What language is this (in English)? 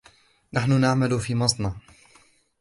Arabic